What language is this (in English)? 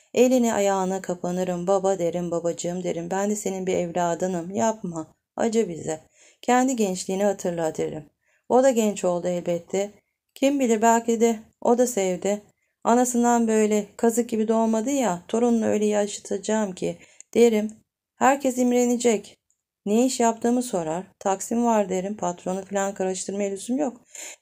Turkish